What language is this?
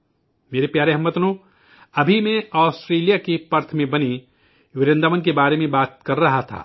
Urdu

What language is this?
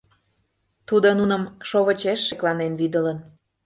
Mari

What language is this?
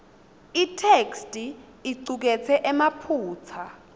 Swati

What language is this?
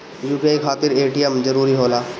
Bhojpuri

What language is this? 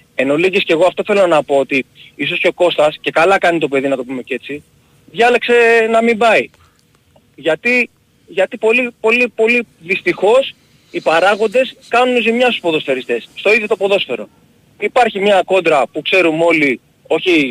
Greek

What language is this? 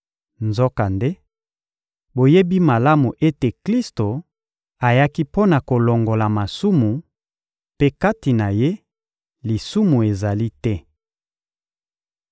Lingala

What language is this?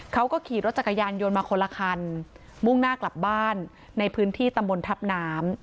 Thai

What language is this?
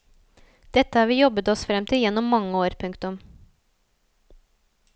Norwegian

